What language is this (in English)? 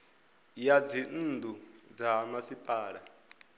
Venda